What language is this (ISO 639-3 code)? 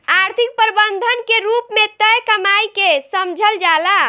bho